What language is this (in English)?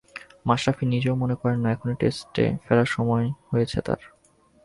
Bangla